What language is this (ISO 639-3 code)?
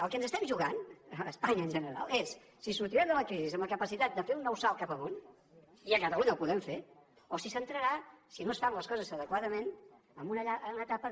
cat